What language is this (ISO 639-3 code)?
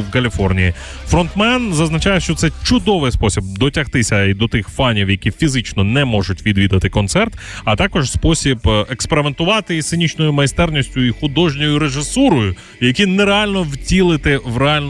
ukr